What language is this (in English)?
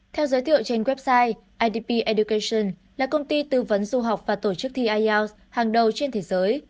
Vietnamese